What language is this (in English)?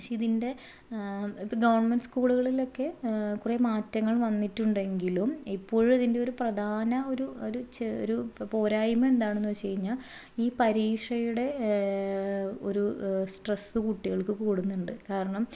Malayalam